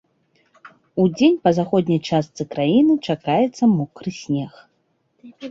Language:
Belarusian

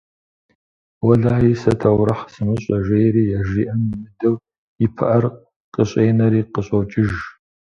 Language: Kabardian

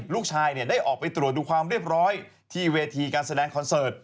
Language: Thai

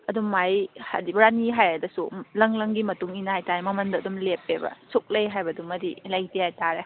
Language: Manipuri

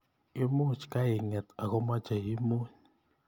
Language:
Kalenjin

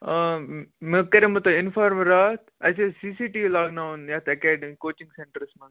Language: Kashmiri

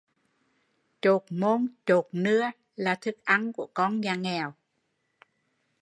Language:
Vietnamese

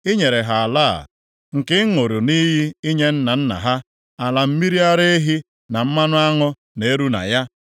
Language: Igbo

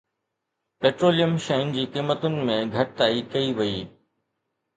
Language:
Sindhi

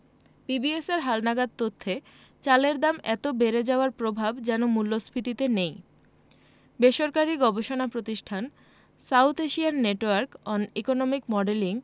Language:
Bangla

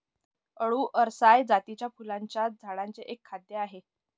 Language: Marathi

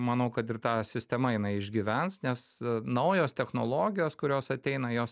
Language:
Lithuanian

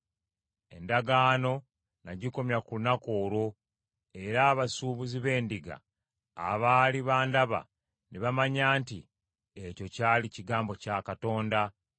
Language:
Ganda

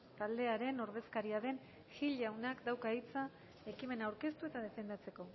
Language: Basque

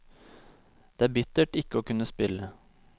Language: Norwegian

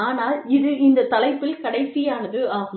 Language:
Tamil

